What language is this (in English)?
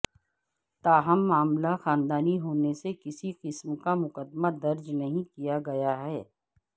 Urdu